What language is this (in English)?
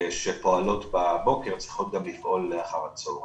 Hebrew